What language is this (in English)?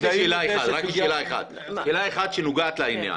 Hebrew